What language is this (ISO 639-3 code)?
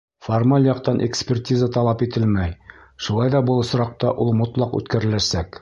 bak